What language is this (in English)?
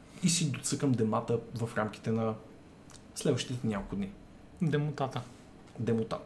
Bulgarian